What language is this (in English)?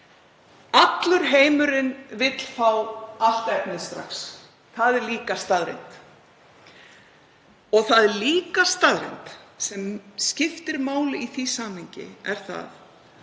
Icelandic